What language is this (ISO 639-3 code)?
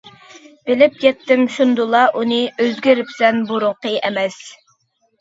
uig